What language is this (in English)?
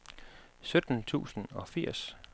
Danish